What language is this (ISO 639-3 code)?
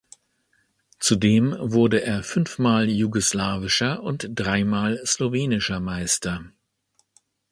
deu